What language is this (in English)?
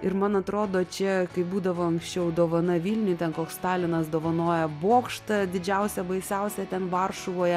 Lithuanian